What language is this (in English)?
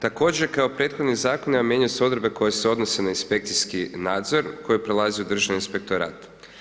Croatian